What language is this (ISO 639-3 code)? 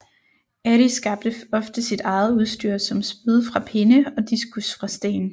dan